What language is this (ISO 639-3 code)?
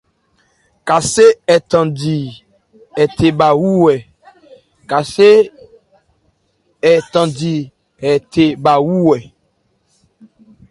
ebr